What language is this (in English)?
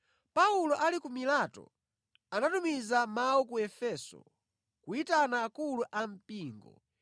Nyanja